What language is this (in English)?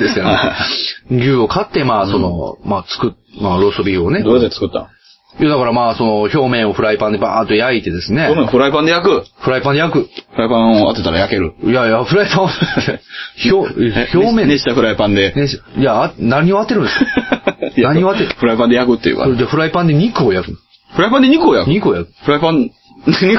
Japanese